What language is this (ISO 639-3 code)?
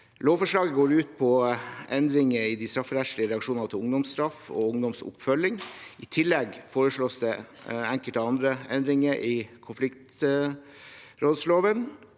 nor